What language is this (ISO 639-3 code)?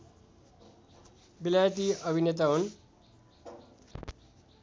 nep